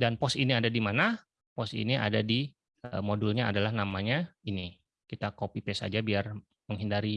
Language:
Indonesian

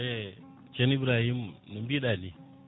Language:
Fula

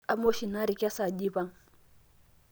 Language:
Masai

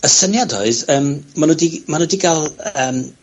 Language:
Welsh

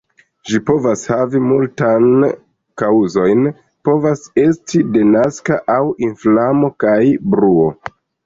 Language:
Esperanto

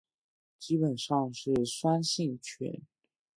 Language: Chinese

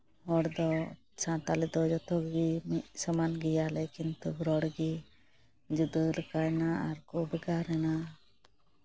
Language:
Santali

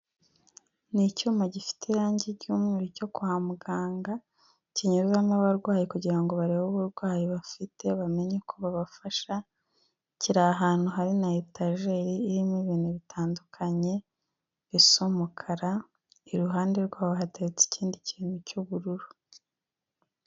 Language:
Kinyarwanda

